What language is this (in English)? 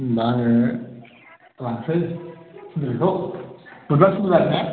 Bodo